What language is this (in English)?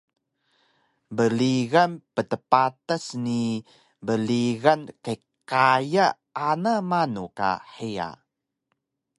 Taroko